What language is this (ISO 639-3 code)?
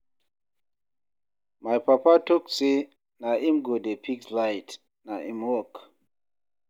pcm